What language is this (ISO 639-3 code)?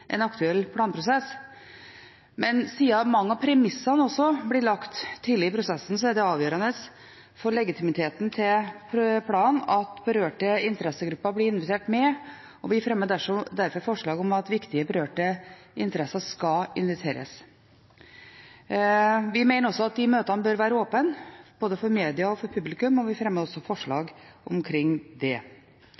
nob